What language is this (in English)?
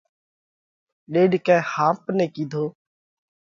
Parkari Koli